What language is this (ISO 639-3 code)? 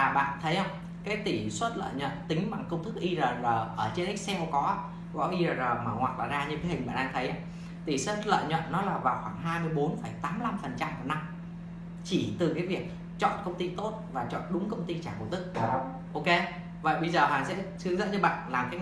vie